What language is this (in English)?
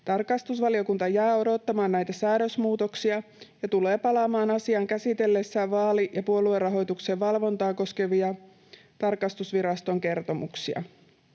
Finnish